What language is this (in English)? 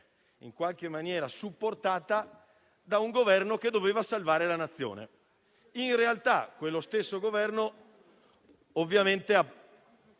Italian